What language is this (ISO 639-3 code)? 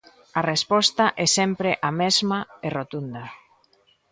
glg